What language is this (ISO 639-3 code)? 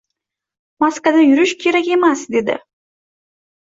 uzb